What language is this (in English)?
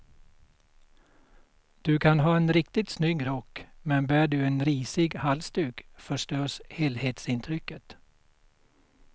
Swedish